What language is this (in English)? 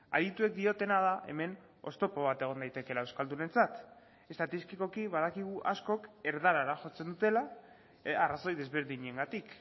Basque